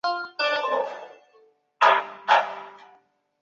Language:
Chinese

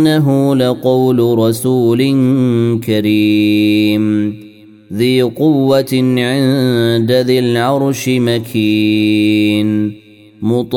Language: Arabic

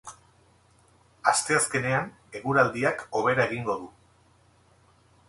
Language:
Basque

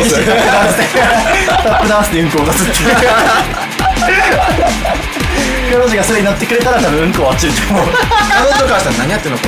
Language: Japanese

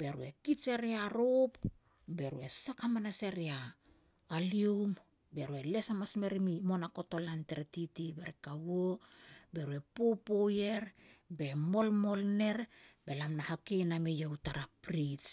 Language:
Petats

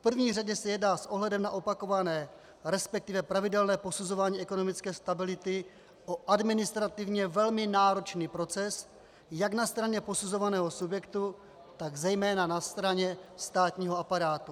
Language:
Czech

